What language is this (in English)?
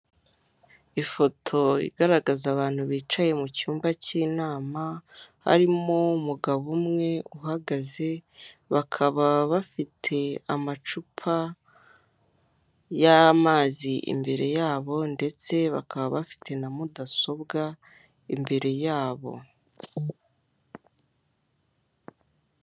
Kinyarwanda